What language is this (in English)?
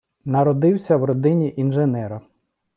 Ukrainian